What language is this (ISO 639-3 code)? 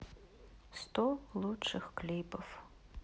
rus